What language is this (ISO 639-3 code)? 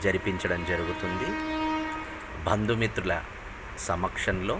tel